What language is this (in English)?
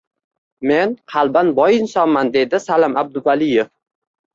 Uzbek